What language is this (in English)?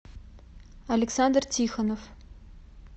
Russian